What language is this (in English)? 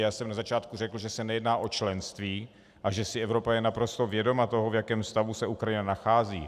Czech